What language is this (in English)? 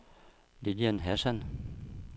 Danish